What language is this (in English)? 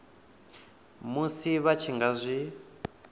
Venda